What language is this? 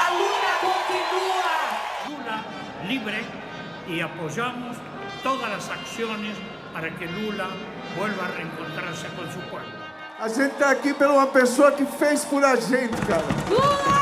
Portuguese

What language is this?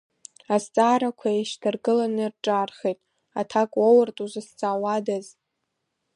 Abkhazian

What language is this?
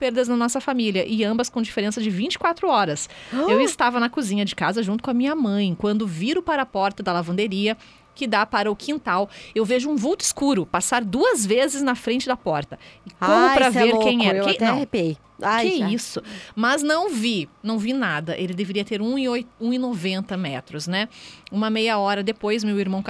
Portuguese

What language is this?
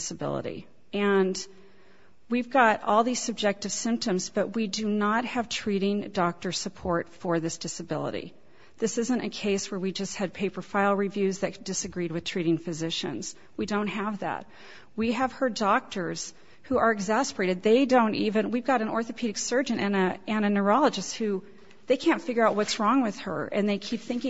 English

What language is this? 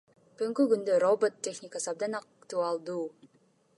Kyrgyz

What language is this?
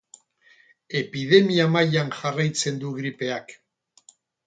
Basque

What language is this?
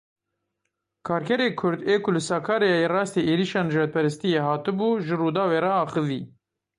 Kurdish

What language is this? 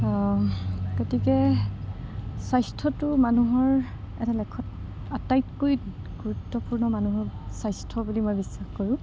Assamese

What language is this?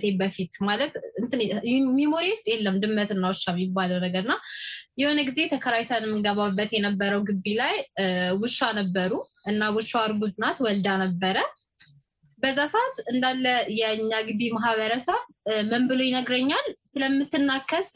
Amharic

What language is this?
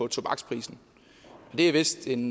Danish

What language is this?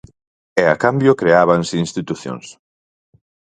Galician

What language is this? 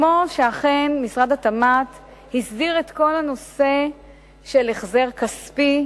Hebrew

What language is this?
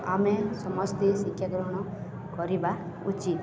Odia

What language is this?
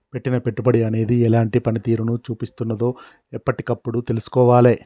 Telugu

